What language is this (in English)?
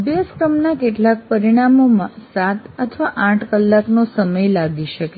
Gujarati